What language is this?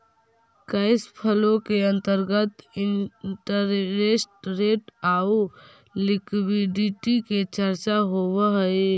Magahi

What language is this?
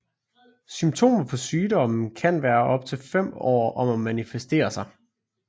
Danish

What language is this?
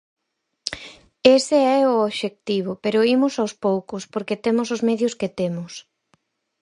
Galician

